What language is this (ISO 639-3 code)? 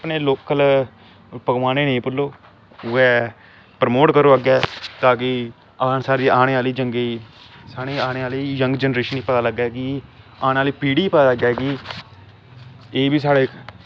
doi